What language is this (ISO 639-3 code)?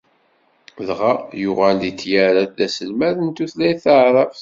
kab